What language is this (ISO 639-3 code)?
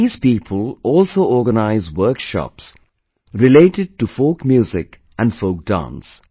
eng